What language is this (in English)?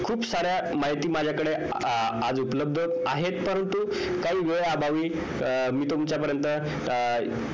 Marathi